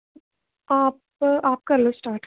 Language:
Dogri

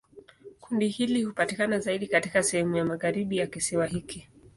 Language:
Swahili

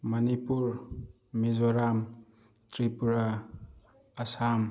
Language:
Manipuri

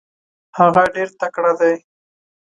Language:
Pashto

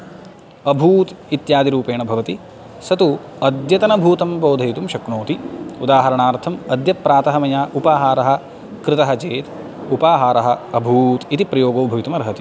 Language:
Sanskrit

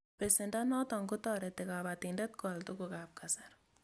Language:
Kalenjin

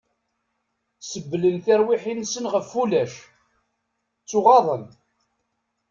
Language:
Kabyle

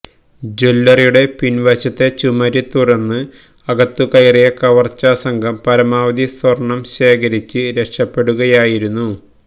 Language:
Malayalam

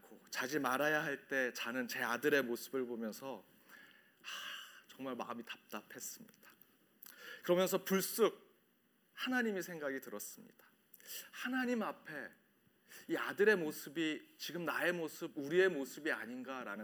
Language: Korean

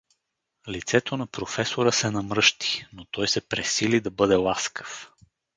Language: Bulgarian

